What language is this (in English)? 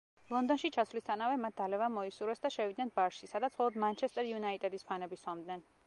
Georgian